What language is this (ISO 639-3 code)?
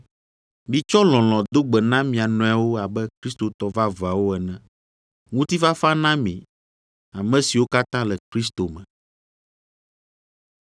ewe